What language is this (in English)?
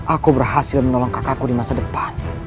Indonesian